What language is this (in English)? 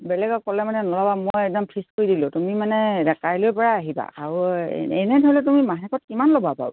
Assamese